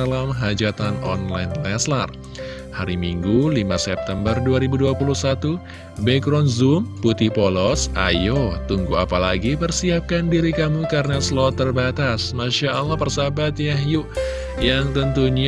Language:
Indonesian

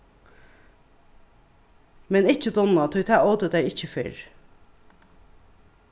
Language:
Faroese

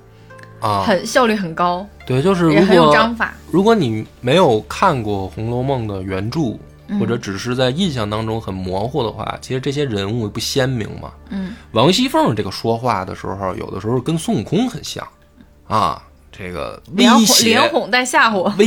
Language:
Chinese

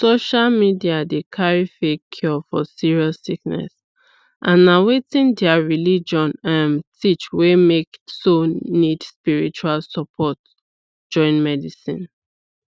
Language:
Nigerian Pidgin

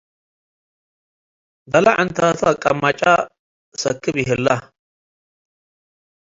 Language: Tigre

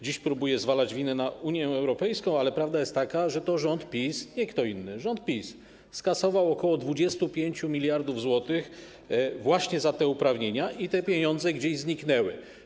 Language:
Polish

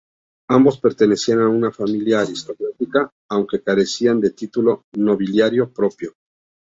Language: Spanish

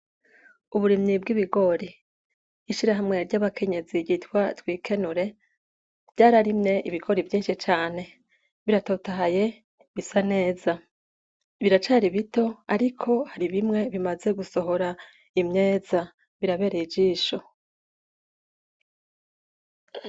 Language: Rundi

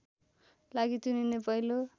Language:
Nepali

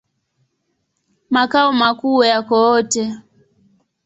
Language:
Swahili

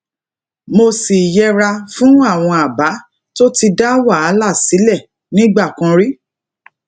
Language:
Yoruba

